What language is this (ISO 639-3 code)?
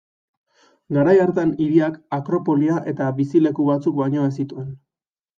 eus